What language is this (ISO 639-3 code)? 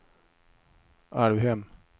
swe